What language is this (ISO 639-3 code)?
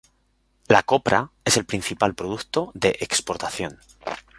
spa